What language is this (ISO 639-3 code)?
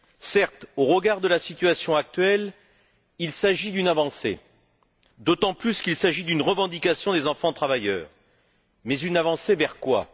fra